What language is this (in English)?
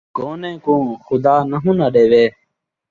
Saraiki